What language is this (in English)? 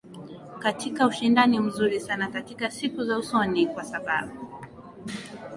Swahili